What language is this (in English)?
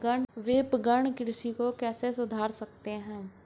Hindi